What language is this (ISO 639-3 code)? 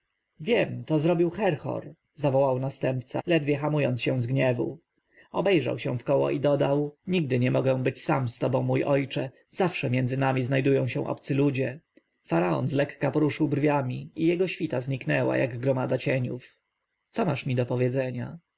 pol